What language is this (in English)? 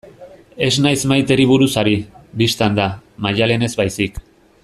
Basque